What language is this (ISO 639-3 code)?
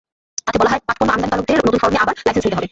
ben